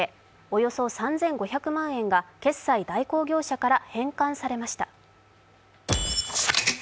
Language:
Japanese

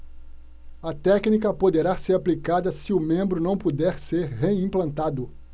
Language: Portuguese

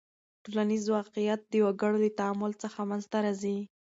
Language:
Pashto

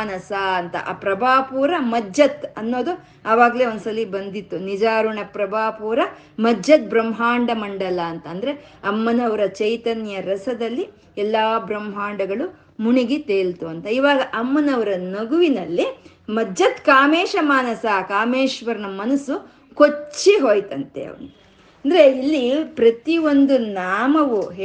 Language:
Kannada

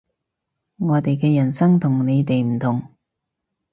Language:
Cantonese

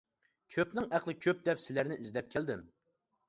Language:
Uyghur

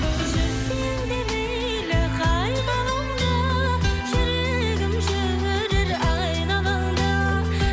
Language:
Kazakh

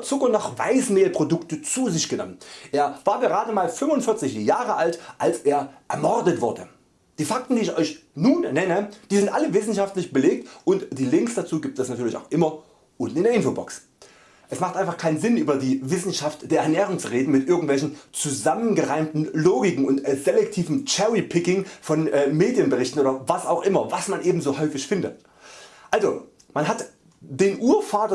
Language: German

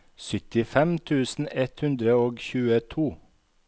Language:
Norwegian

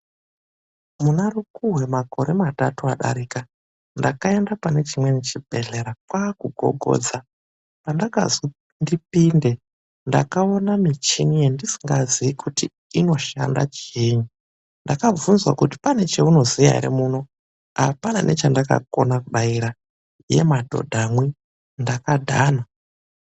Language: Ndau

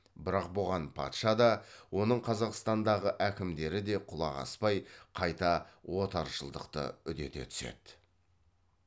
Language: Kazakh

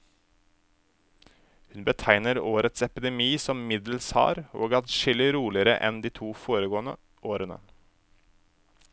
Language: Norwegian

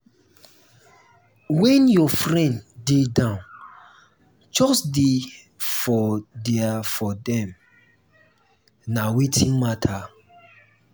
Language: Nigerian Pidgin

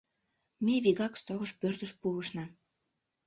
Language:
Mari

